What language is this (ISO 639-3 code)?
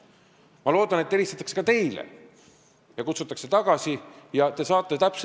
est